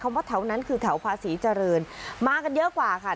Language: Thai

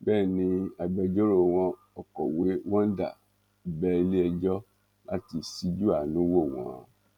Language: Yoruba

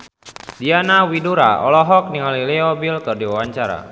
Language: Sundanese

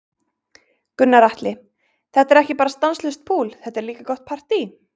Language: Icelandic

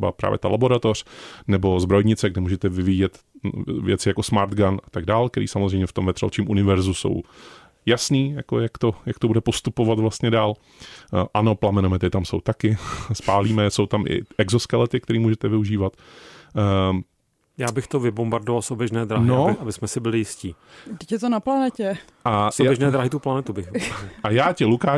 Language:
Czech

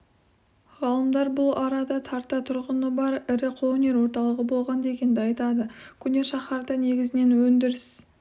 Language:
Kazakh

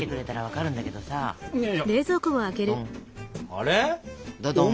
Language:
Japanese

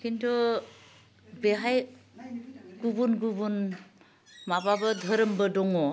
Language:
Bodo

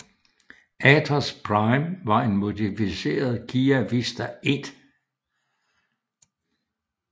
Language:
Danish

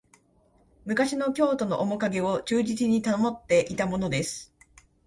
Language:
Japanese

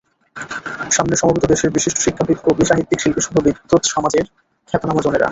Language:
Bangla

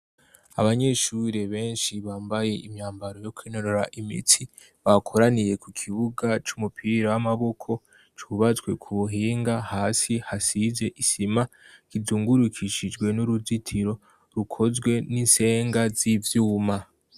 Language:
Rundi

